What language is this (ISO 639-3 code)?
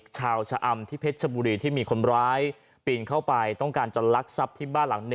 tha